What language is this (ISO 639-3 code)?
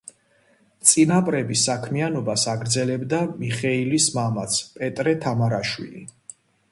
kat